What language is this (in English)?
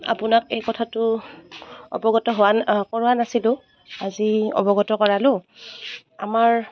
Assamese